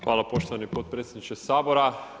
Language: Croatian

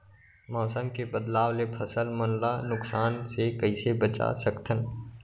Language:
Chhattisgarhi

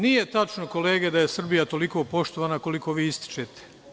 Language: Serbian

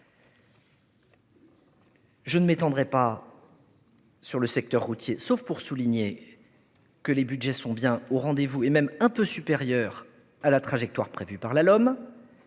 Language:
French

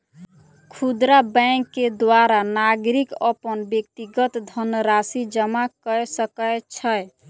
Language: Maithili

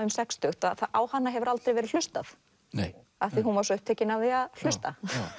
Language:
Icelandic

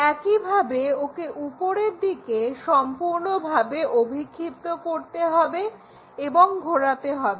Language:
Bangla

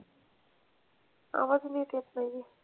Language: Marathi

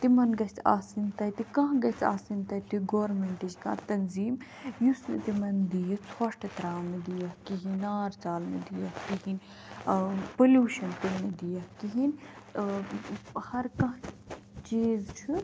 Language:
Kashmiri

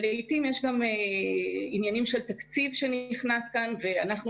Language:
Hebrew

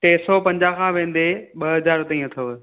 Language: Sindhi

